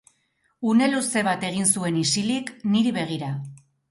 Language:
Basque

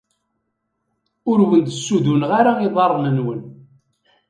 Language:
Kabyle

